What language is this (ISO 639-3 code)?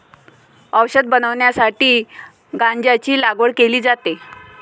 mar